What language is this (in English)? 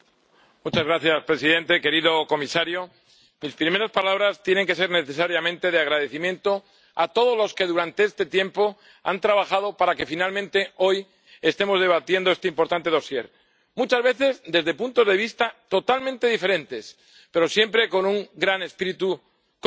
Spanish